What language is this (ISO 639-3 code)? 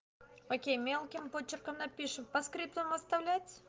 rus